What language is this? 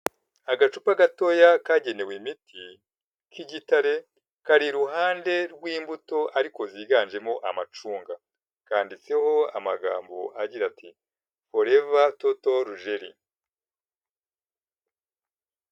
Kinyarwanda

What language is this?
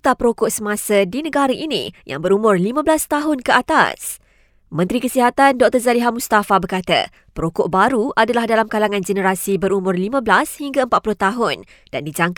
Malay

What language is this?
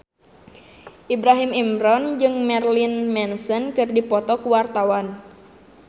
Sundanese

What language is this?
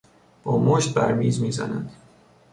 Persian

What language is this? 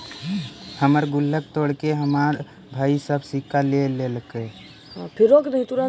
Magahi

